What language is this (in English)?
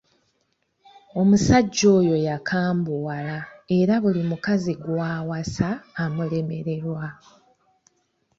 Ganda